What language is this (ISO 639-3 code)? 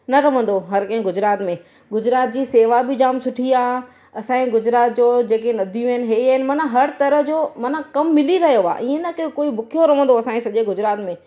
snd